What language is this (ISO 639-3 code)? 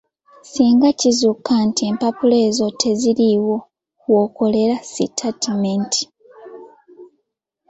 lug